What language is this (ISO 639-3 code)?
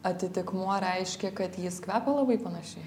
lit